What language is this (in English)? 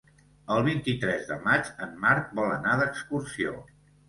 Catalan